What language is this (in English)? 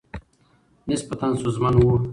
Pashto